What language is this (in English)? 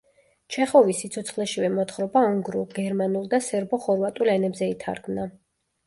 Georgian